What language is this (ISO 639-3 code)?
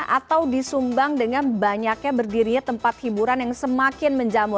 ind